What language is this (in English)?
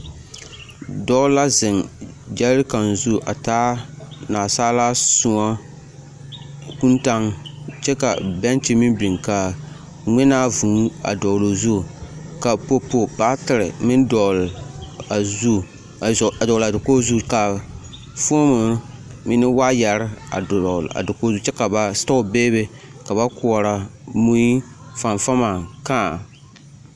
Southern Dagaare